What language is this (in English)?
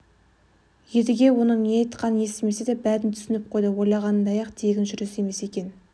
Kazakh